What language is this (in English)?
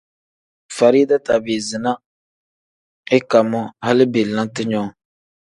Tem